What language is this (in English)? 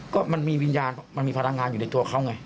Thai